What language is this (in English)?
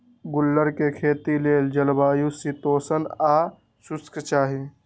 Magahi